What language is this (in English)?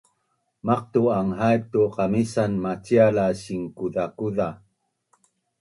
Bunun